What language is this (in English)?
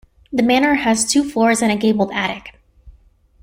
English